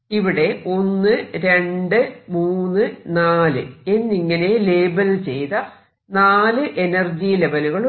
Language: Malayalam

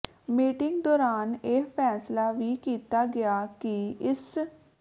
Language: Punjabi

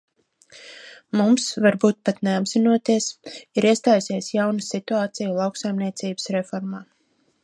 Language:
Latvian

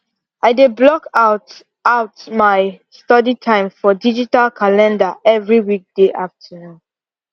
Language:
Nigerian Pidgin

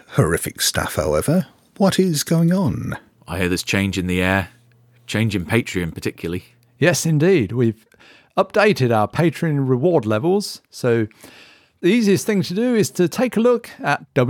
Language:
English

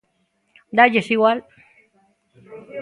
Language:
Galician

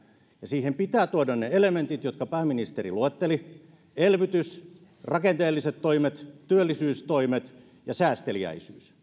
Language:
Finnish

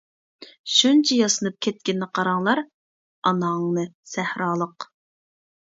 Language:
Uyghur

